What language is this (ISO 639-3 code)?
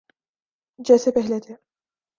urd